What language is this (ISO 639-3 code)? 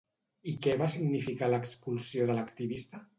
cat